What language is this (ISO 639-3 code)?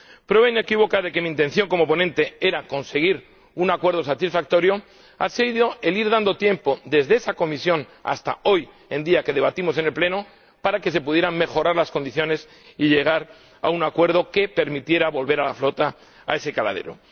spa